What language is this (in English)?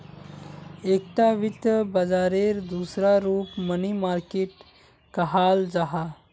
Magahi